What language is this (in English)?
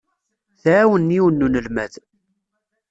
Kabyle